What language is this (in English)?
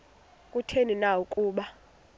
Xhosa